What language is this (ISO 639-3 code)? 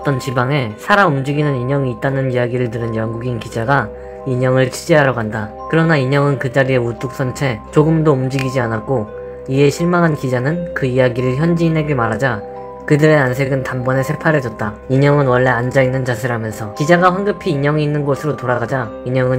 kor